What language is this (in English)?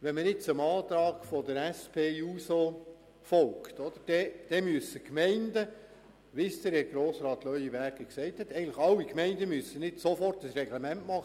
Swiss German